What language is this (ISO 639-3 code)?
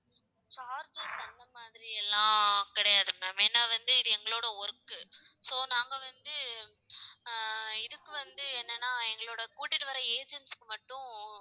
tam